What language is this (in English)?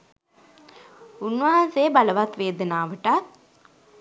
Sinhala